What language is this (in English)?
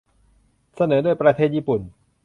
Thai